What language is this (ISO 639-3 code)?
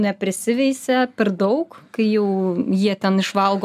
lit